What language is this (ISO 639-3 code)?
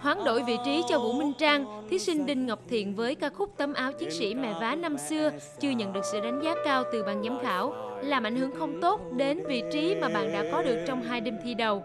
vie